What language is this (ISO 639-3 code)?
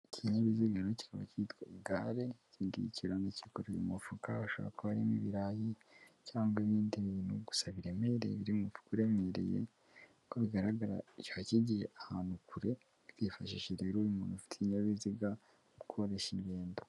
kin